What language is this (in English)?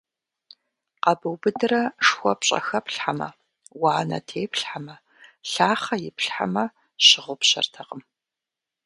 Kabardian